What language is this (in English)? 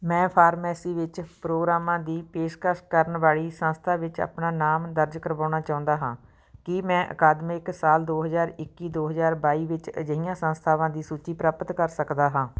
Punjabi